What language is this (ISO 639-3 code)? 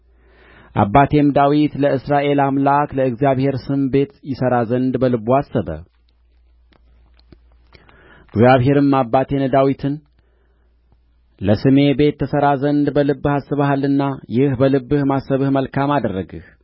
amh